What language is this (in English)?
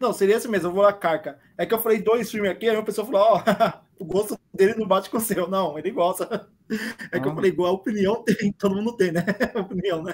Portuguese